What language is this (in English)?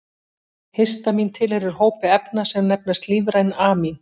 Icelandic